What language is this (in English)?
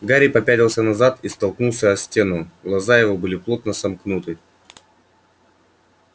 Russian